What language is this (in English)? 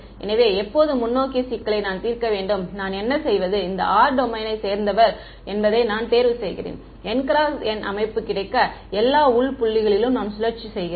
Tamil